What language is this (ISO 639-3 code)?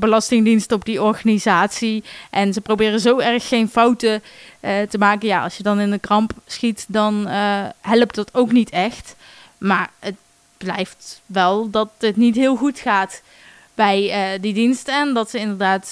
nld